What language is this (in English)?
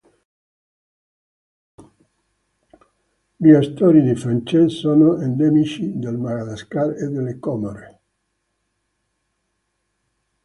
Italian